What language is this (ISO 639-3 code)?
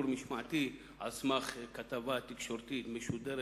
heb